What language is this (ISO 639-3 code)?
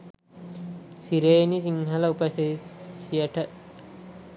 sin